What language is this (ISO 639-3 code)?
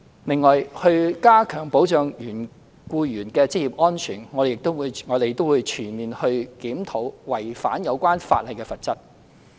yue